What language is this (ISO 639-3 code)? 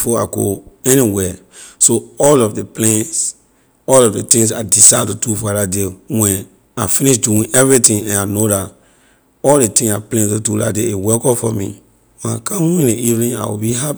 lir